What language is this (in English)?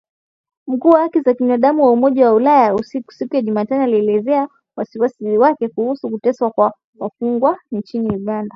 Swahili